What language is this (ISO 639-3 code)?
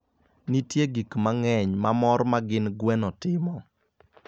luo